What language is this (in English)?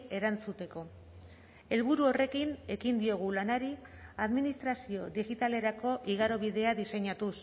Basque